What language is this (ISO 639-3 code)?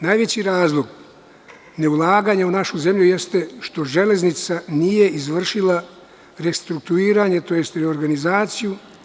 srp